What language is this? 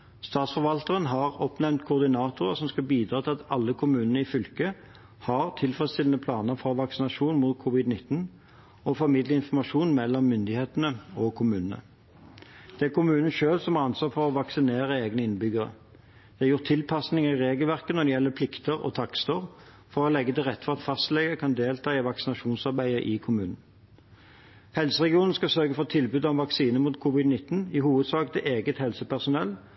Norwegian Bokmål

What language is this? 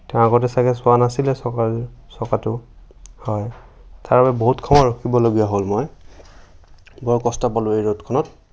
Assamese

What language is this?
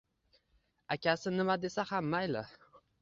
Uzbek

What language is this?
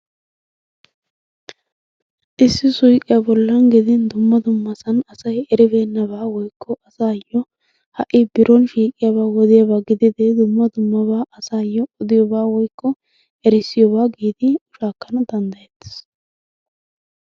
Wolaytta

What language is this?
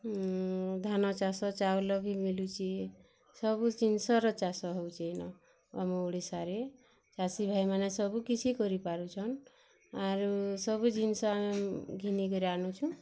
Odia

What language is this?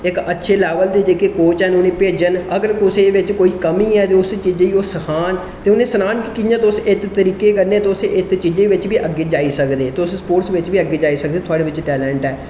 Dogri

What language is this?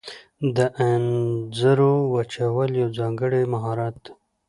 Pashto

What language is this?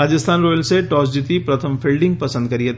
Gujarati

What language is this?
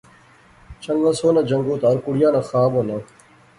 Pahari-Potwari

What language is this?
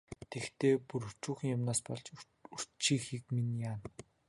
Mongolian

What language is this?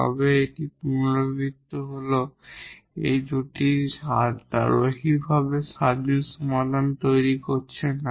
Bangla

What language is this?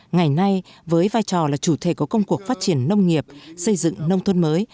Vietnamese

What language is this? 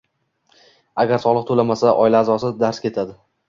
Uzbek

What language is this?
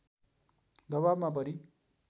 Nepali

